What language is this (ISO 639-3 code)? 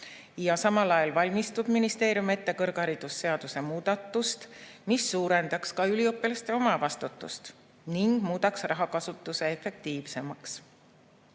est